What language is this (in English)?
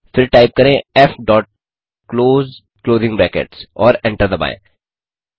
Hindi